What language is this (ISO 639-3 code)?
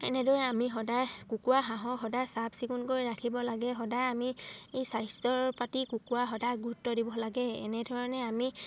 asm